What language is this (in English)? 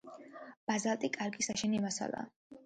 Georgian